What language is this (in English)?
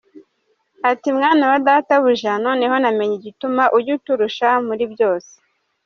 Kinyarwanda